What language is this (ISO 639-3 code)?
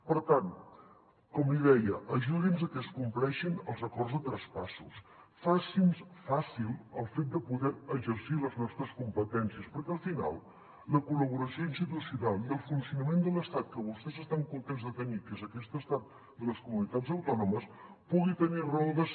cat